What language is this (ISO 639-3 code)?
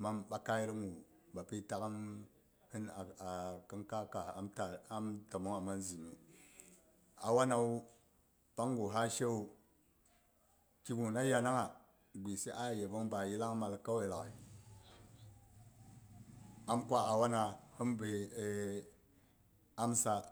bux